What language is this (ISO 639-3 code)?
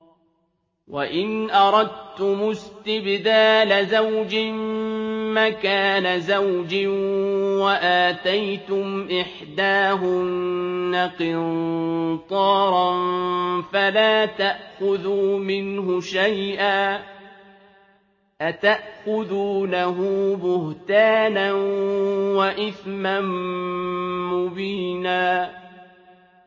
ara